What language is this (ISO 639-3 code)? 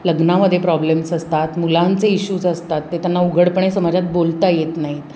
mar